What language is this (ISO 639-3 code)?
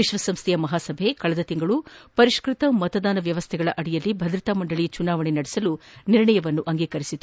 kan